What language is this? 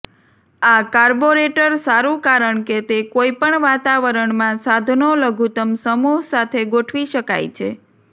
Gujarati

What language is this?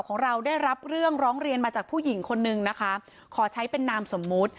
Thai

